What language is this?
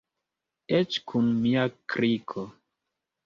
Esperanto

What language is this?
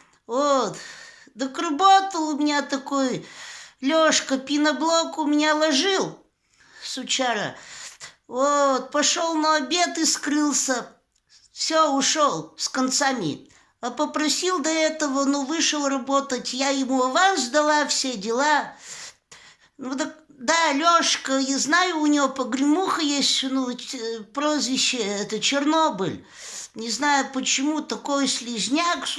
Russian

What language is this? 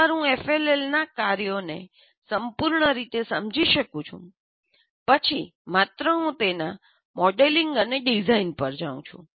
Gujarati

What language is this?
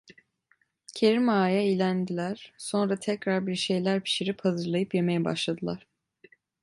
Turkish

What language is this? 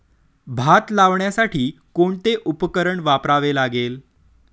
Marathi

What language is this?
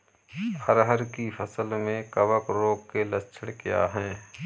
Hindi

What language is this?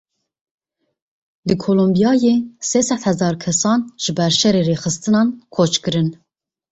Kurdish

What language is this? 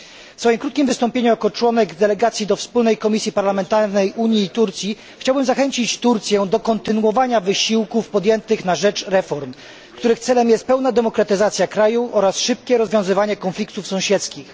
Polish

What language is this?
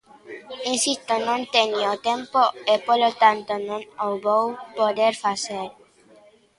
Galician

